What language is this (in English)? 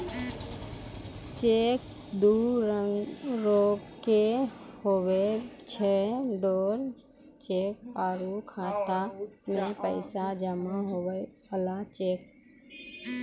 Maithili